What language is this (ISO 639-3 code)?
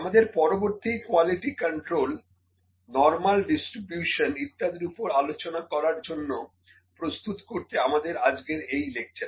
ben